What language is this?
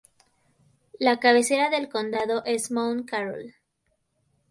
Spanish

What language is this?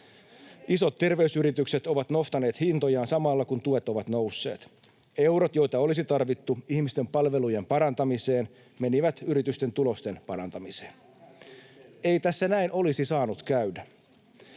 Finnish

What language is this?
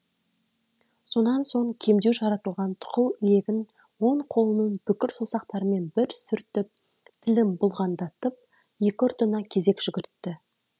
Kazakh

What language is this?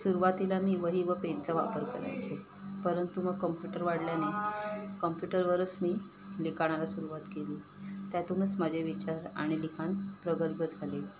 Marathi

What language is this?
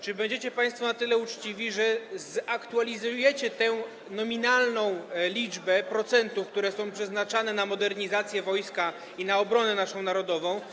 Polish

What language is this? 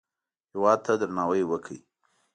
Pashto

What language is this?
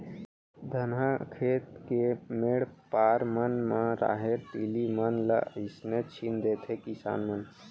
Chhattisgarhi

